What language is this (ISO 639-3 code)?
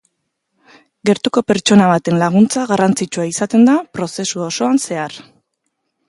eus